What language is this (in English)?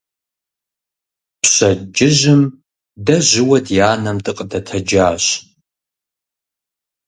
Kabardian